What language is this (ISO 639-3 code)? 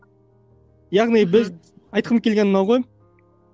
kaz